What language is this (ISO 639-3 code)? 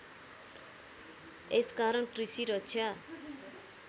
nep